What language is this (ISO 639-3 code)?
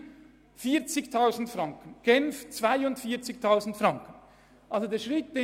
gsw